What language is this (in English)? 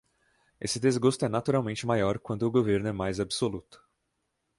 Portuguese